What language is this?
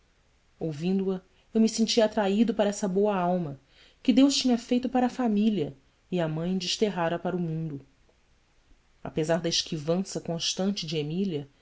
Portuguese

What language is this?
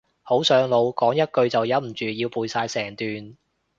Cantonese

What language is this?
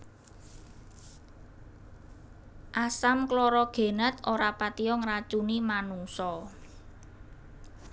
Javanese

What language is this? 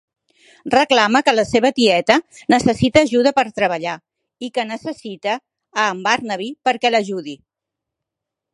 Catalan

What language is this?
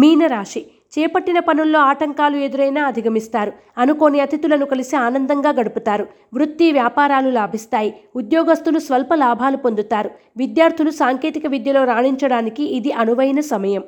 Telugu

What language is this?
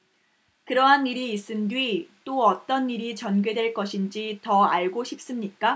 Korean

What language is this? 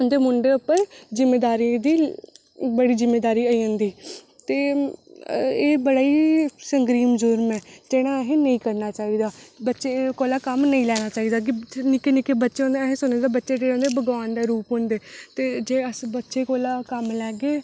Dogri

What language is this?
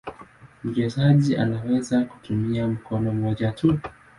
Swahili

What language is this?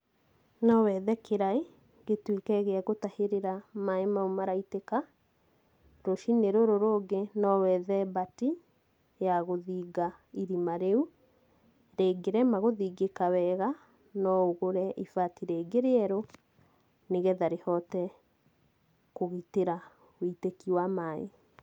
Kikuyu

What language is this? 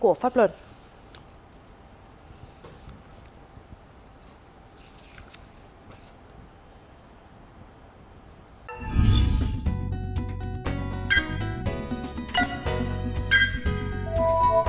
Vietnamese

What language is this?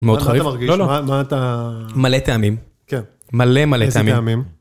Hebrew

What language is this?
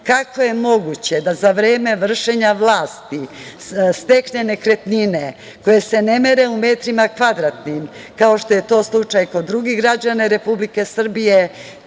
Serbian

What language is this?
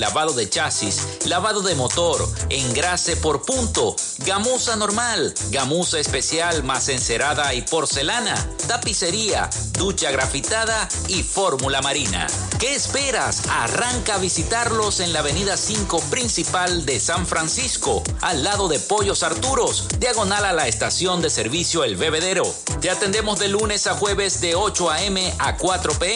Spanish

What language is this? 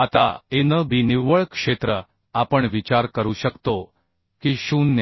Marathi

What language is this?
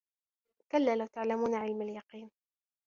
Arabic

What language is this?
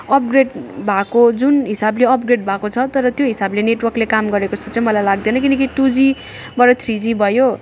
Nepali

